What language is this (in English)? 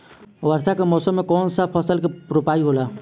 Bhojpuri